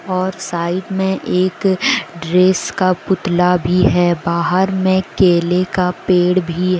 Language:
Hindi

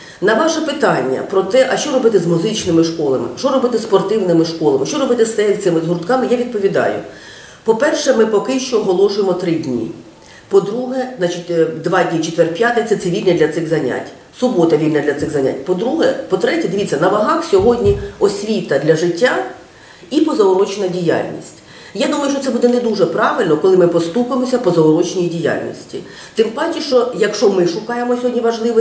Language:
Ukrainian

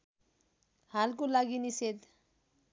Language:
Nepali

